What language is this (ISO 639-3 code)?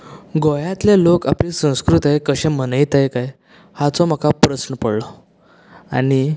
kok